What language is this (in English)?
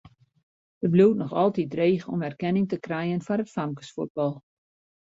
Western Frisian